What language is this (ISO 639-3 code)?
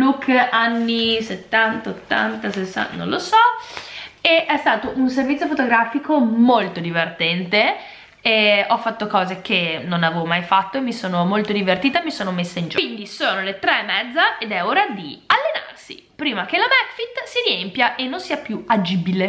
ita